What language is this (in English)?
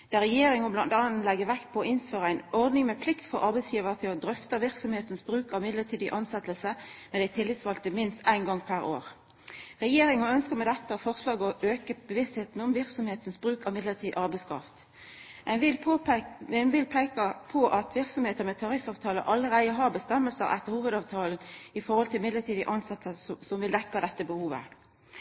Norwegian Nynorsk